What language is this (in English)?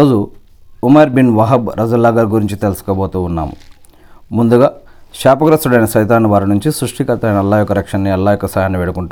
Telugu